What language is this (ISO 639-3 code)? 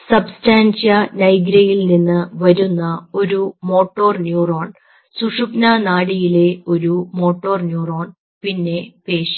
mal